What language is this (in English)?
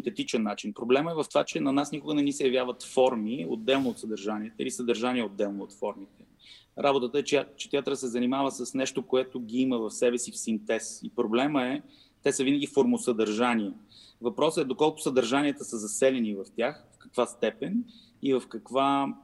Bulgarian